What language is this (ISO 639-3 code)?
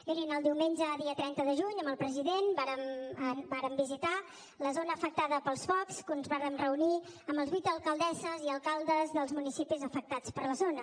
cat